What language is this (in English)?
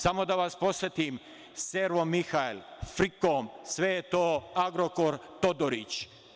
Serbian